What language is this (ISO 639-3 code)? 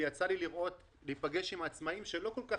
heb